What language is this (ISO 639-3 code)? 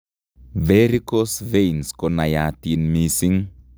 kln